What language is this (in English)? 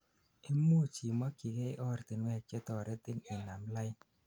Kalenjin